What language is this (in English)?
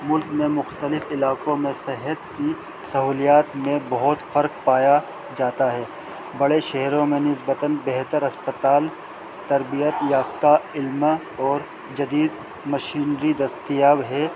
Urdu